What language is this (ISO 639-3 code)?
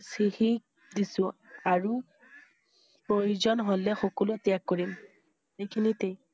asm